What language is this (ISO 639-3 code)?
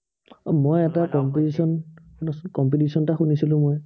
asm